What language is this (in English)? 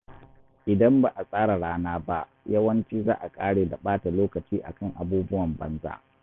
Hausa